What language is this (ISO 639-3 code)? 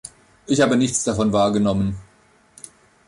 deu